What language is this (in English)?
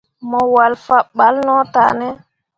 Mundang